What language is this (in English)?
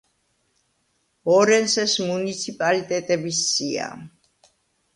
Georgian